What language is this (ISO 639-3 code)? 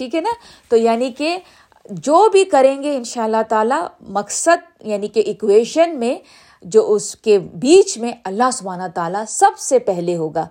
urd